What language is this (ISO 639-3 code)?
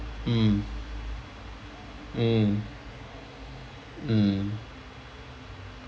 eng